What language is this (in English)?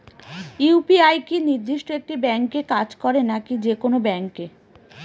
Bangla